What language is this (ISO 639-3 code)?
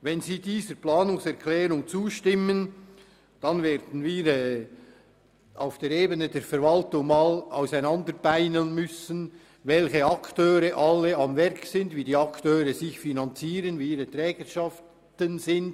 gsw